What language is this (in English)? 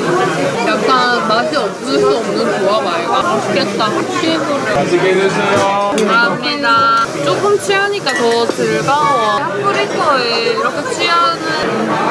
Korean